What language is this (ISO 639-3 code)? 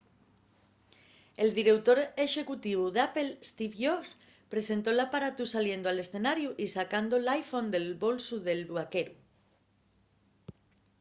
ast